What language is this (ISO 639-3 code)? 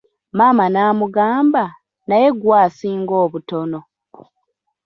lug